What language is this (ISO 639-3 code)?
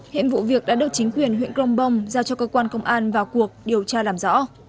vie